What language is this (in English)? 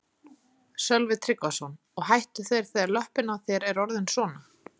Icelandic